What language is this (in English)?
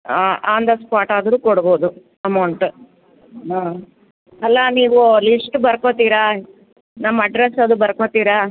Kannada